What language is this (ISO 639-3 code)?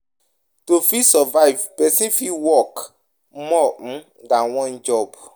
pcm